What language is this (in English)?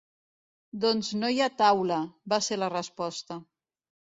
Catalan